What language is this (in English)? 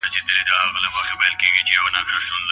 Pashto